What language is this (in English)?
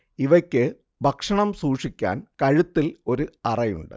Malayalam